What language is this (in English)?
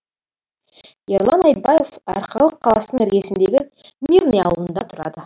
Kazakh